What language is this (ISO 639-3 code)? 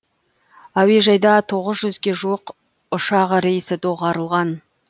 kaz